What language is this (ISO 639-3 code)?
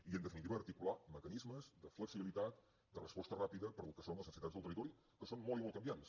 cat